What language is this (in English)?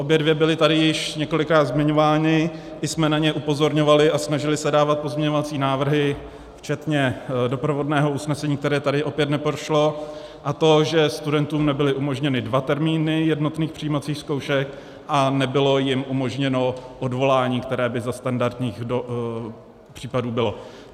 Czech